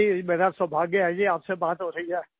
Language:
Hindi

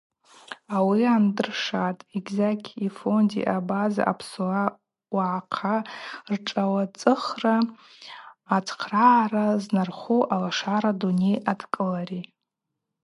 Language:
Abaza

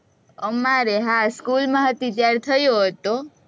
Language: Gujarati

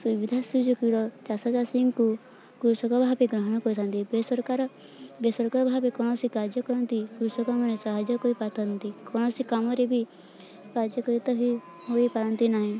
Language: Odia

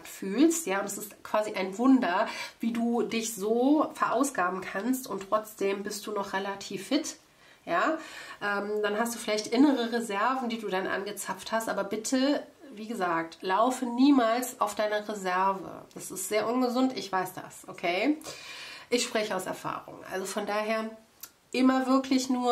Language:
German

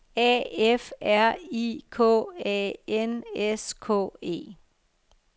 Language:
Danish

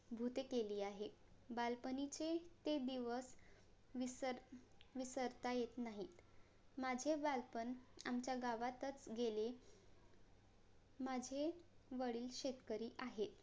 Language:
Marathi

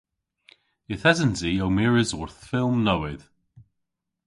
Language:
Cornish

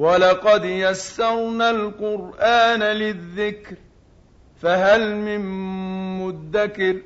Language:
Arabic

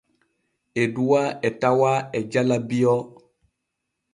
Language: Borgu Fulfulde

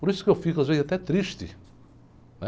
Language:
Portuguese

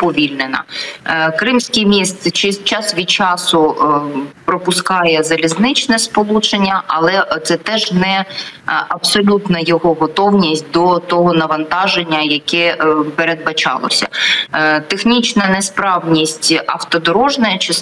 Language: Ukrainian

